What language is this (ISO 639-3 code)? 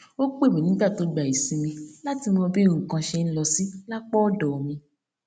yor